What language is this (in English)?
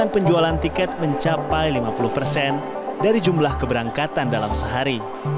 Indonesian